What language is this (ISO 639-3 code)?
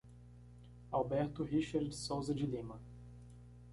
por